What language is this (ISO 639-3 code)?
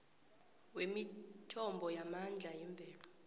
nbl